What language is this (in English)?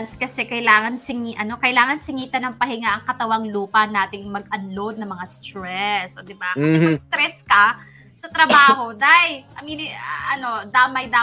Filipino